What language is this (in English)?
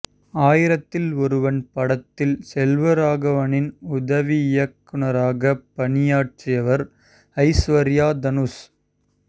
Tamil